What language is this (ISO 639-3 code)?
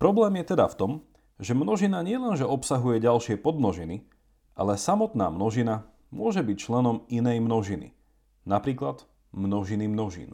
slk